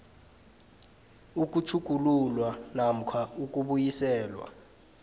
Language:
South Ndebele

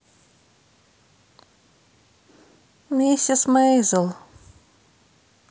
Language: Russian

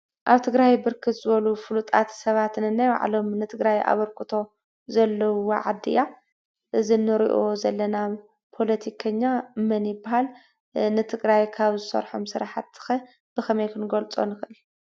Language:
Tigrinya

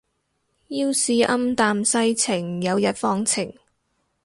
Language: Cantonese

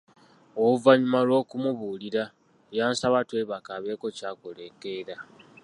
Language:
Ganda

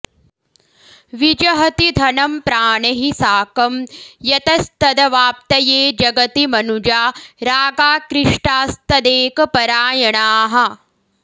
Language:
Sanskrit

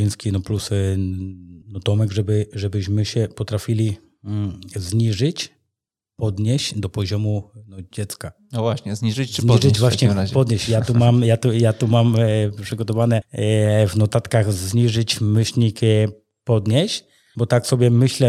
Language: Polish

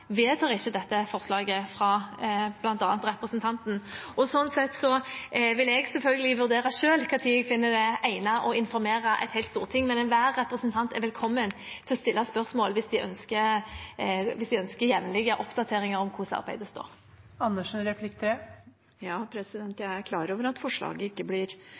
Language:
Norwegian Bokmål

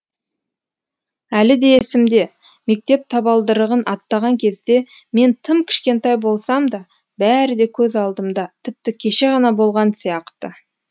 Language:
Kazakh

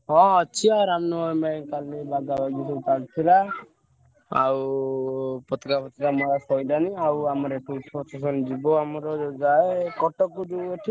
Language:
Odia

